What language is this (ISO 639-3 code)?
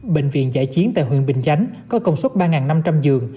vie